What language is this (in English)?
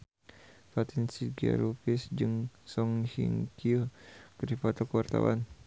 Sundanese